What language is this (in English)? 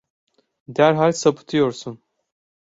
Turkish